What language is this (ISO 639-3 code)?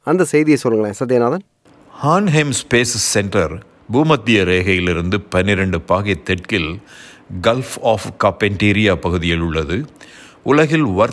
tam